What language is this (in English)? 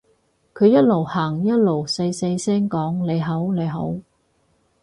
Cantonese